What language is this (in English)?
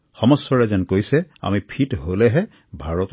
Assamese